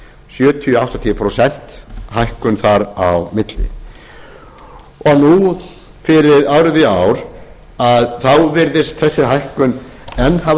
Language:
Icelandic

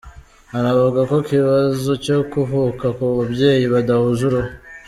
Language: Kinyarwanda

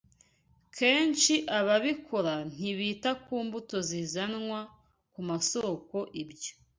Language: Kinyarwanda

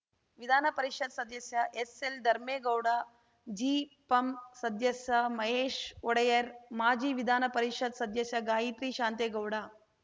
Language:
Kannada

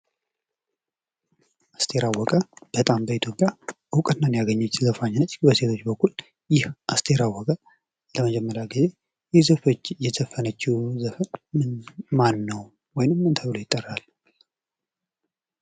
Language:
Amharic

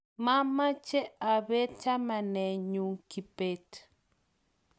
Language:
Kalenjin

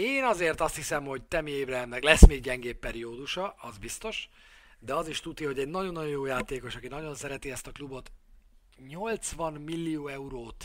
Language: Hungarian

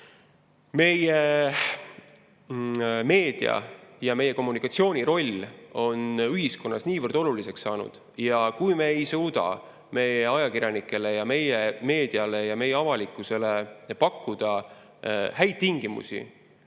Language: Estonian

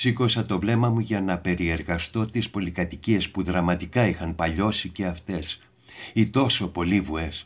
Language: Greek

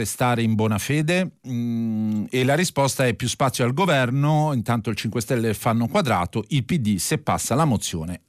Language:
Italian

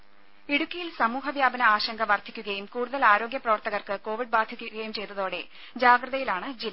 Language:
Malayalam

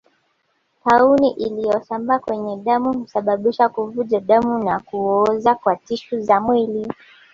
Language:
Swahili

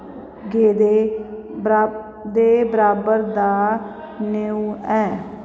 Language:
Dogri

